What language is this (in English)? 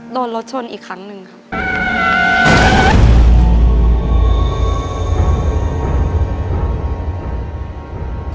Thai